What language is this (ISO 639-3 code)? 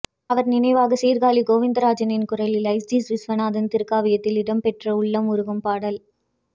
tam